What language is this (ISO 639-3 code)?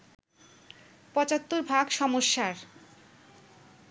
ben